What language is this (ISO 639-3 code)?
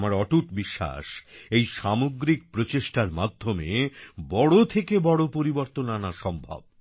ben